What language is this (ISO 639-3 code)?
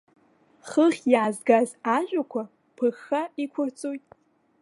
abk